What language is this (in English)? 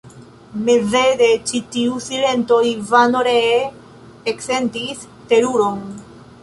Esperanto